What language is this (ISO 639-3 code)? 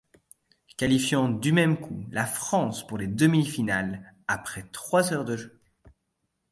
fra